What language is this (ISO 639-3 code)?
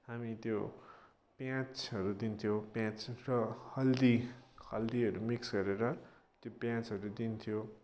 nep